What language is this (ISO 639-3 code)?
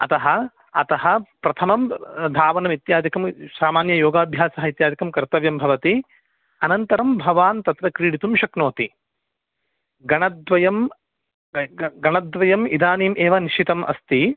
san